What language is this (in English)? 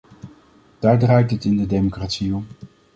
Dutch